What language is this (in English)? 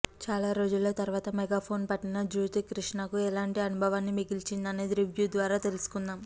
Telugu